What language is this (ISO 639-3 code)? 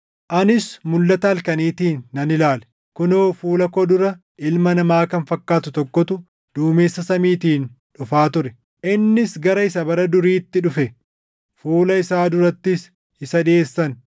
orm